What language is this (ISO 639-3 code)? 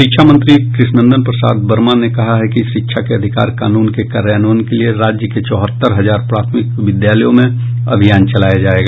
hin